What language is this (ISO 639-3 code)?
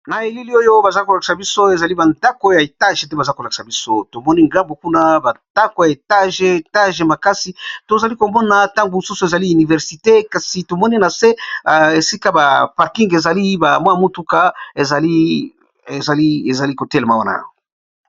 lin